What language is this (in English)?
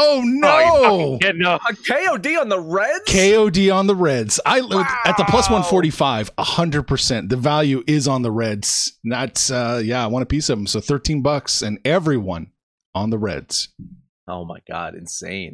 English